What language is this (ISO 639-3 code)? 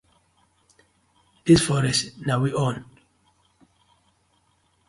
pcm